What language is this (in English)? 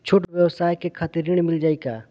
Bhojpuri